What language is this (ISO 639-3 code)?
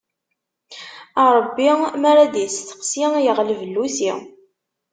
kab